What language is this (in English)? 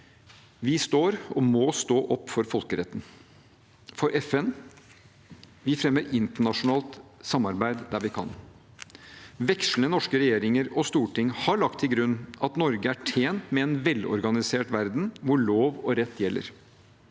Norwegian